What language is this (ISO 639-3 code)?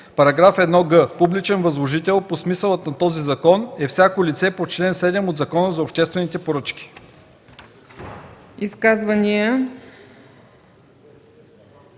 bul